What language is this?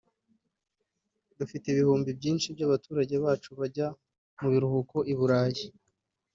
Kinyarwanda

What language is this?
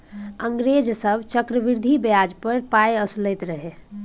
Maithili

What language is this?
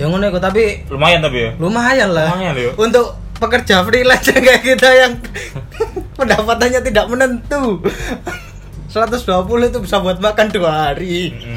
Indonesian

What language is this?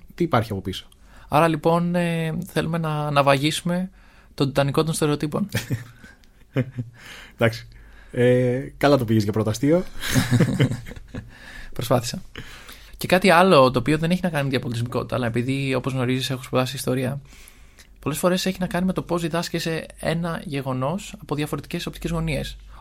Greek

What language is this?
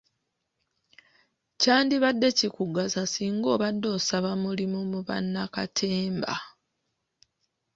Ganda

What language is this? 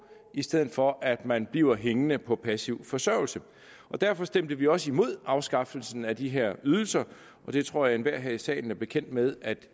Danish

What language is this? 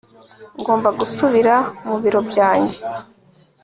Kinyarwanda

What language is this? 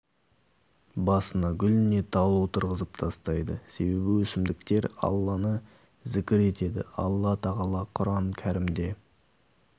Kazakh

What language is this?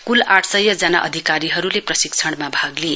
Nepali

